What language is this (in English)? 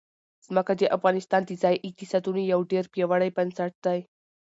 Pashto